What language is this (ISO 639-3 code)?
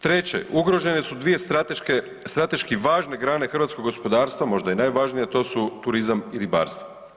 hrv